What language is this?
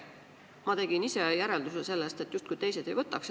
Estonian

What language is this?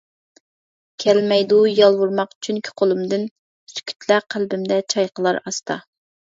Uyghur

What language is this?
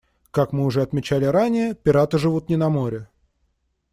Russian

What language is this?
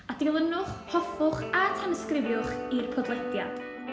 Welsh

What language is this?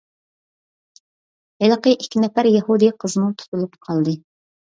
Uyghur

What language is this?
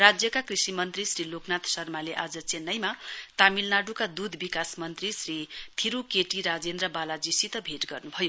Nepali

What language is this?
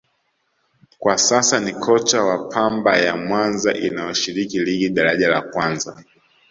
Swahili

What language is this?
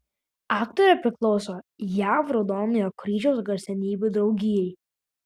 Lithuanian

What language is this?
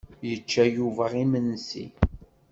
Kabyle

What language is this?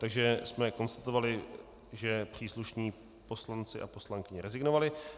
Czech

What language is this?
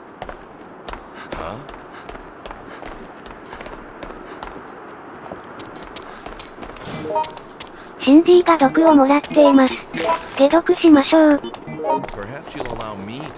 Japanese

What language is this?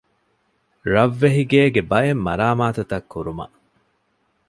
Divehi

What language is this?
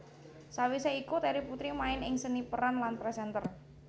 Javanese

